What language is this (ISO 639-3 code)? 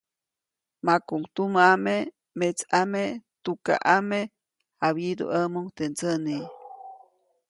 zoc